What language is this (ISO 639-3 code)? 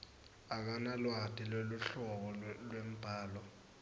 ssw